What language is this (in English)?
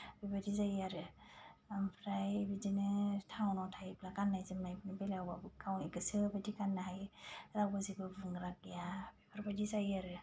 Bodo